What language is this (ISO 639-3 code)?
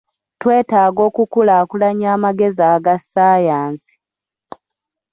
lug